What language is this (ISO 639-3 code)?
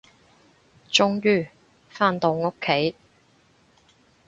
yue